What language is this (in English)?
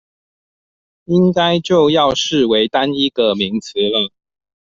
Chinese